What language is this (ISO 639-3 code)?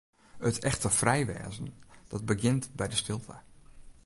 fry